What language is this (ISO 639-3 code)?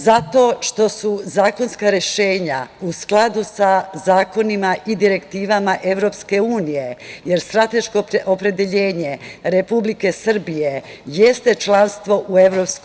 srp